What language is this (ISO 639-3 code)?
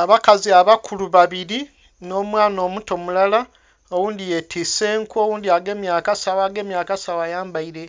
xog